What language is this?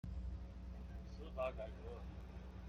Chinese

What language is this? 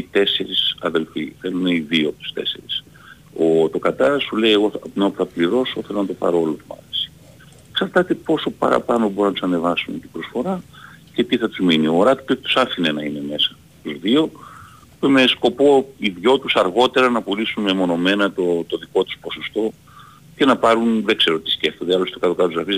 Greek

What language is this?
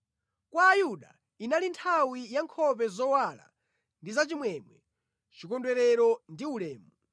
Nyanja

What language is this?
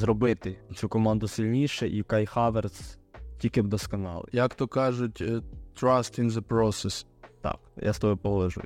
Ukrainian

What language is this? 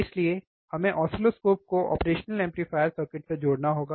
Hindi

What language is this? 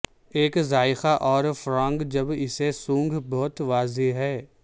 Urdu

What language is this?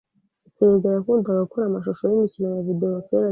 Kinyarwanda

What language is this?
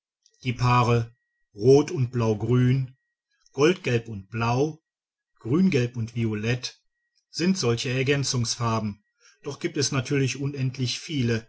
German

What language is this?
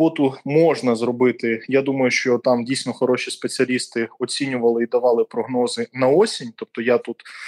Ukrainian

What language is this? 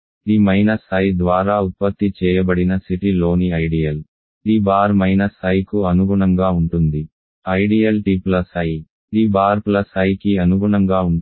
Telugu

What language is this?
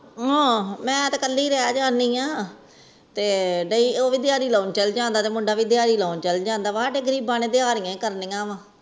Punjabi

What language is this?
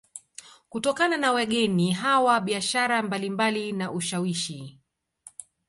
Swahili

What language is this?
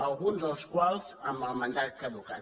Catalan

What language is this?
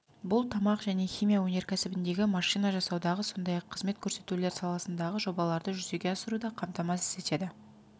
Kazakh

